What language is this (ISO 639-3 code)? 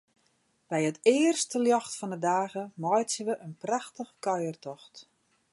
fry